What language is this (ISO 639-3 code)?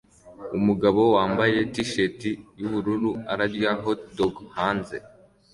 kin